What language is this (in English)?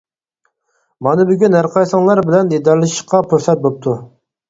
Uyghur